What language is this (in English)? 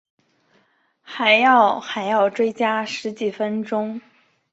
Chinese